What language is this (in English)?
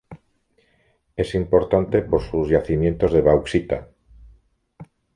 Spanish